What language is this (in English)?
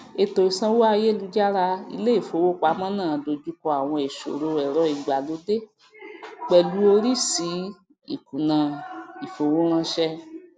Yoruba